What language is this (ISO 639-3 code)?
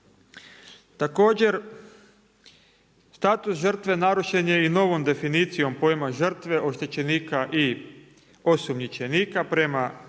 hrv